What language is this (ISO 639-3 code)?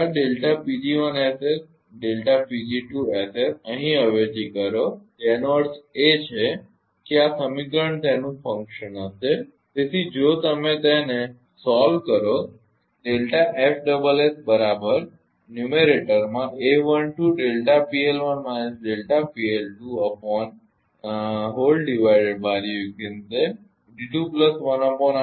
guj